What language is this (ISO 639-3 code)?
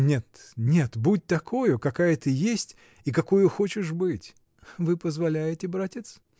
rus